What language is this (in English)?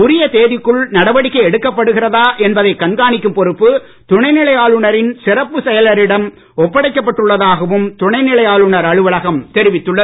Tamil